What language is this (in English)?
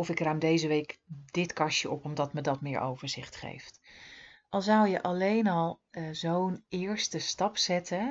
Dutch